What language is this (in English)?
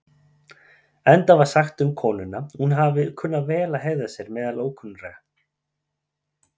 Icelandic